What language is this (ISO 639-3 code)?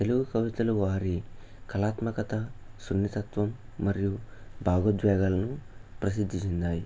tel